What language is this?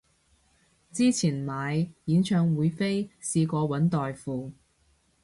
Cantonese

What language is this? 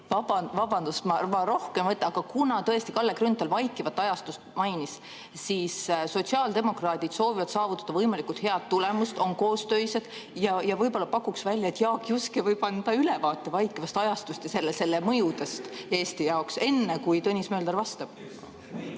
Estonian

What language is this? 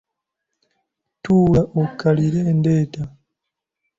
Ganda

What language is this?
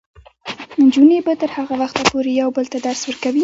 Pashto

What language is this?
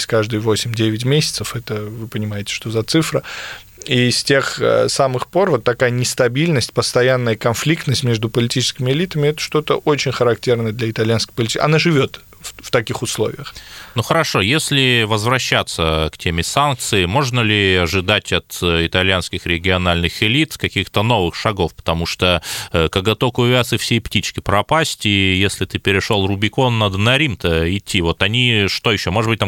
Russian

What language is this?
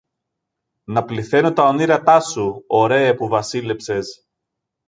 Greek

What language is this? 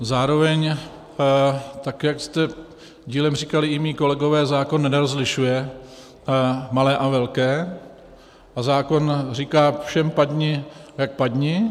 Czech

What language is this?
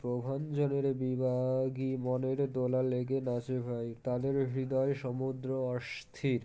Bangla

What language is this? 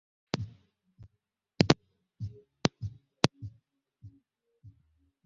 Swahili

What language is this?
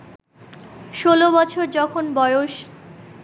Bangla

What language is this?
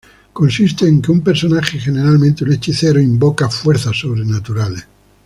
Spanish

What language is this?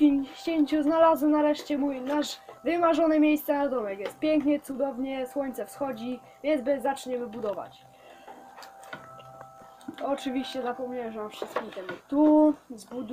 Polish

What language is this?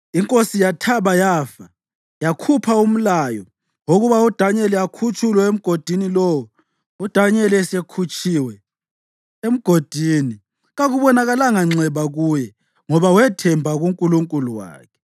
North Ndebele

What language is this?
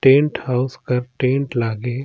Surgujia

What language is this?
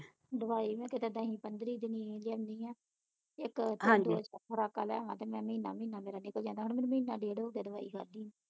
Punjabi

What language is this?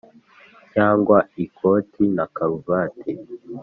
Kinyarwanda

